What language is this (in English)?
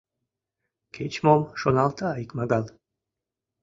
Mari